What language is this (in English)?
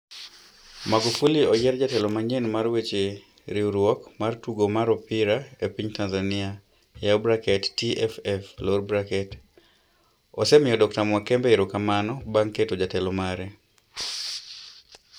Luo (Kenya and Tanzania)